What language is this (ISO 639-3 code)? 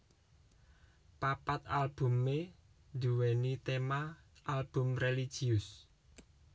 jav